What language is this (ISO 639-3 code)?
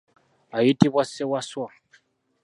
lug